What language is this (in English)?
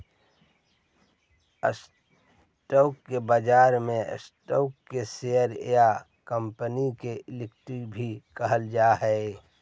Magahi